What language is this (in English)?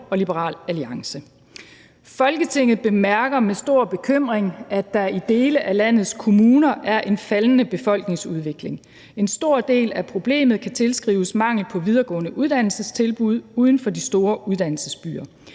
Danish